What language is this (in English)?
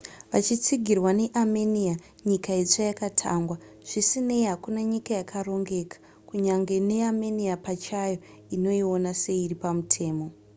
Shona